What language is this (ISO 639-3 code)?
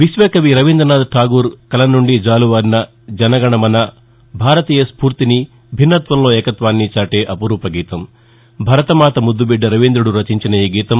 tel